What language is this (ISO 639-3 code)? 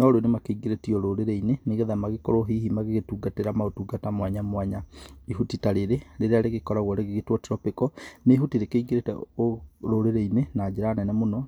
kik